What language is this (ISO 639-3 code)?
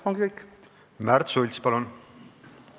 est